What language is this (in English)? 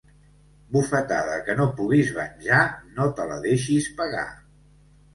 Catalan